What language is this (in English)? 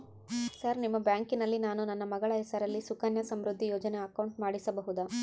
Kannada